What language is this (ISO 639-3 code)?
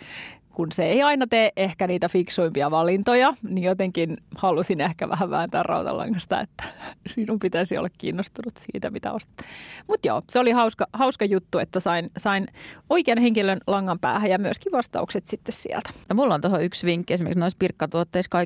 fin